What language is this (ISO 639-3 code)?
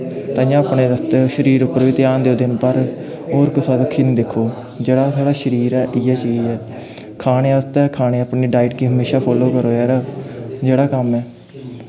doi